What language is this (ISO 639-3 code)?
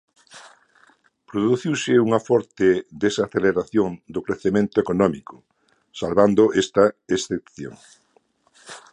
glg